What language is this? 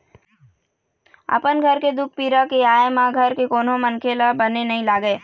Chhattisgarhi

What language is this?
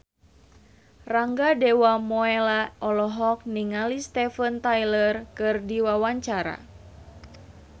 Sundanese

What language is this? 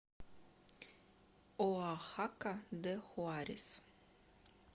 Russian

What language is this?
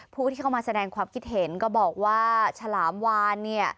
Thai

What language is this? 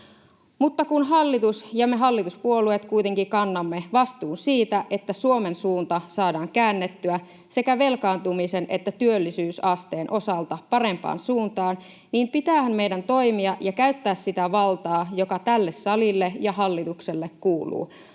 Finnish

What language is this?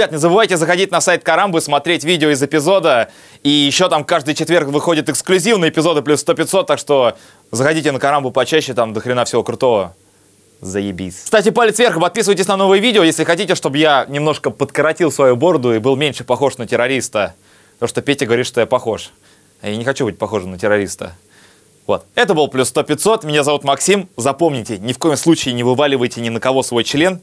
Russian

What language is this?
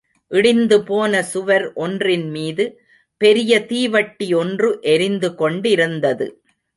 Tamil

